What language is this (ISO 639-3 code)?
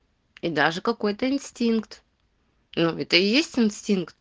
rus